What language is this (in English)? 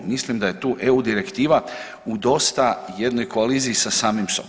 Croatian